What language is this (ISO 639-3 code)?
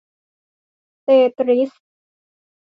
tha